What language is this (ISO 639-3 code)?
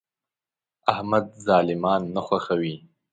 pus